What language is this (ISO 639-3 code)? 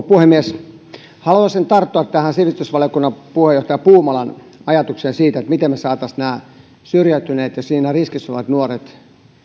fin